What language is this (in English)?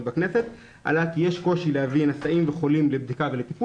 Hebrew